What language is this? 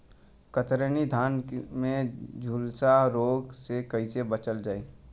Bhojpuri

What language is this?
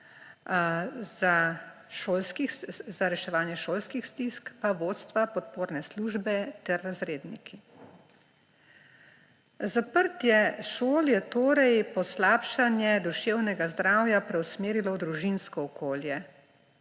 Slovenian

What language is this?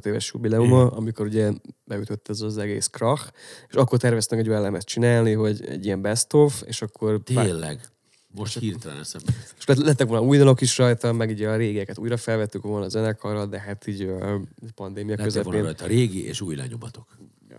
Hungarian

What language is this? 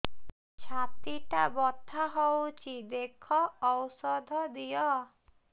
Odia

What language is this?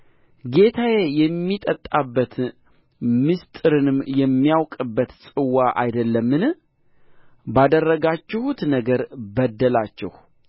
Amharic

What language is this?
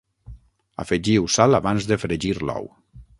Catalan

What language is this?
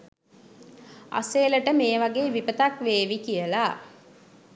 Sinhala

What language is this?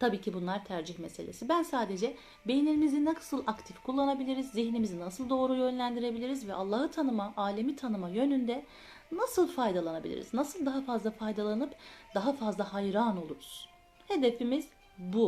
Turkish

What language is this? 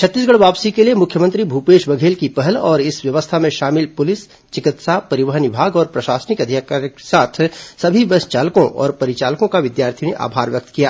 Hindi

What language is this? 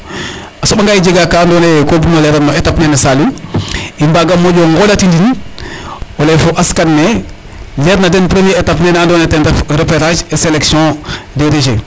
Serer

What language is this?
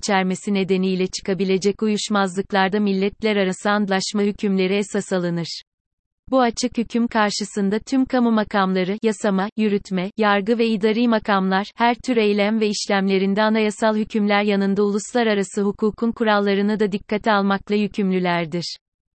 Turkish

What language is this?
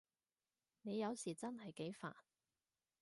Cantonese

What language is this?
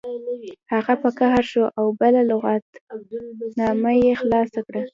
Pashto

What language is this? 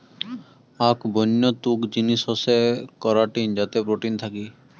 Bangla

